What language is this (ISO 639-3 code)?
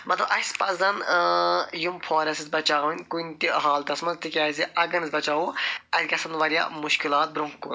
kas